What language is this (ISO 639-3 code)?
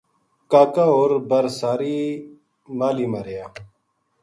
gju